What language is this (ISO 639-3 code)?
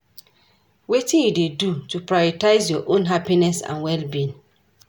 pcm